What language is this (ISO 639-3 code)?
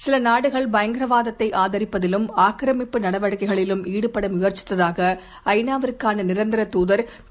tam